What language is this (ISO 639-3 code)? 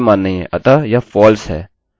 hin